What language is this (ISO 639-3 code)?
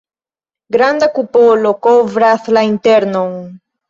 epo